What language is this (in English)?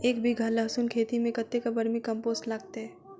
Maithili